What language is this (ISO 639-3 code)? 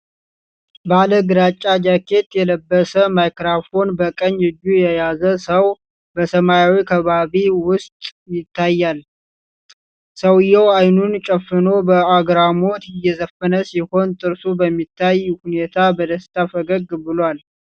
amh